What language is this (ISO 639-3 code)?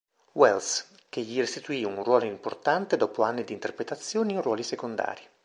ita